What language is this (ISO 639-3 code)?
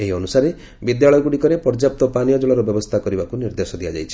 ori